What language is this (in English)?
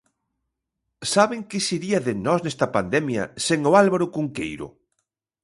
Galician